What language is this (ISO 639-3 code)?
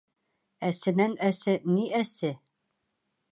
bak